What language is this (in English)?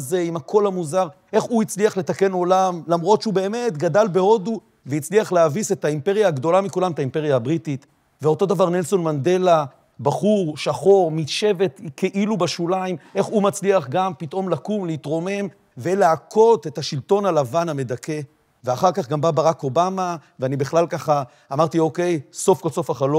Hebrew